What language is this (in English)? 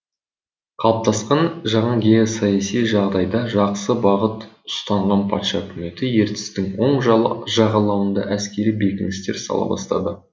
Kazakh